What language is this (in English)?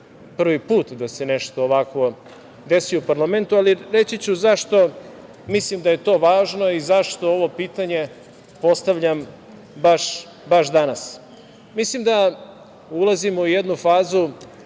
Serbian